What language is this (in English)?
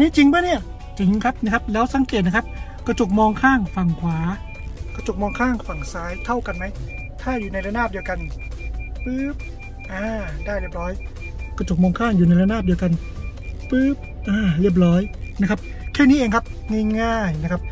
Thai